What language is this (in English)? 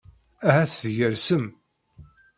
Kabyle